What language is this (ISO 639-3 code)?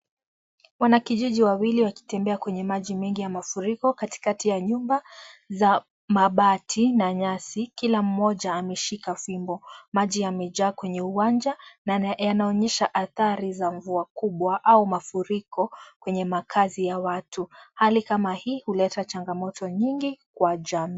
swa